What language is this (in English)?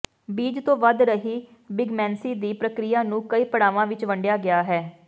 Punjabi